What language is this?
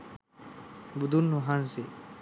Sinhala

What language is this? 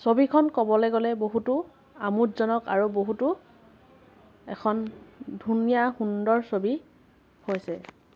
Assamese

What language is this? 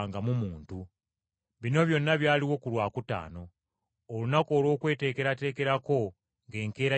Ganda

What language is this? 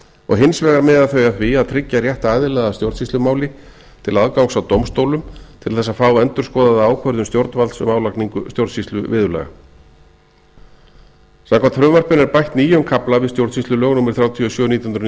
Icelandic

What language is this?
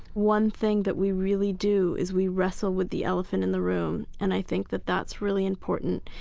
English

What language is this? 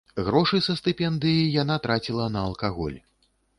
Belarusian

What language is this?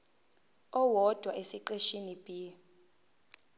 Zulu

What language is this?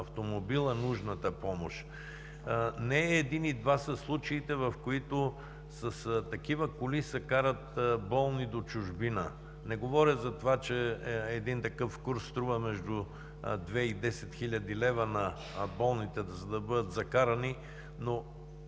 Bulgarian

